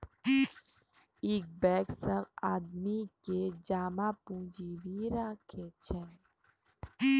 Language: Maithili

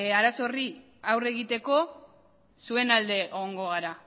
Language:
Basque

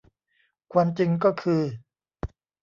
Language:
Thai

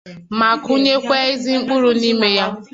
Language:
Igbo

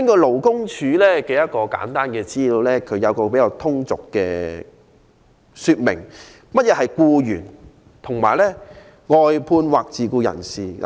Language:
Cantonese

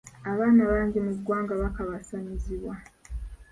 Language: Ganda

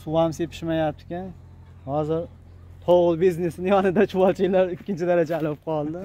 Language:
Turkish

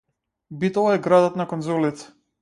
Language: Macedonian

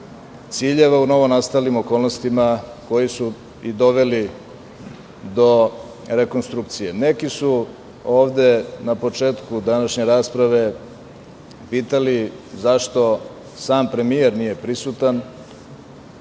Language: Serbian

